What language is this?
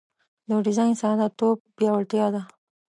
Pashto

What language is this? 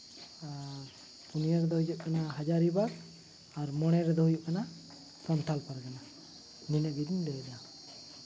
Santali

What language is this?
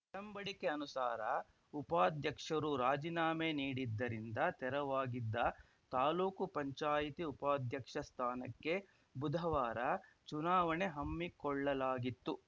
Kannada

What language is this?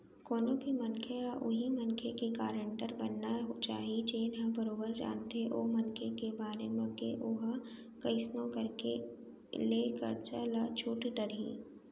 Chhattisgarhi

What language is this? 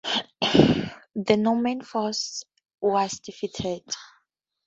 English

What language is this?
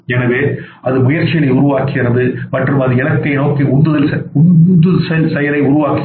Tamil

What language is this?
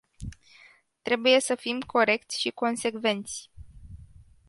Romanian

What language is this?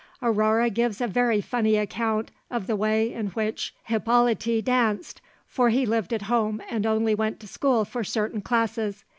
English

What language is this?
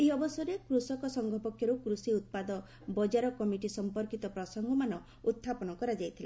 Odia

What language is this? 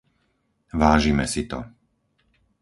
Slovak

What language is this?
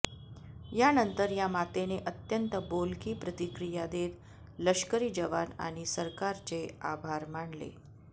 Marathi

